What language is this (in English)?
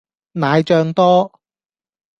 Cantonese